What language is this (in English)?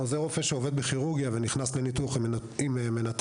Hebrew